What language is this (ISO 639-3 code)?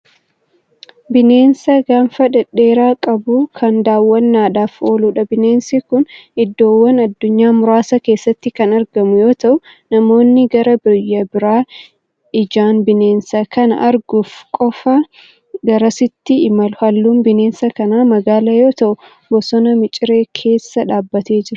orm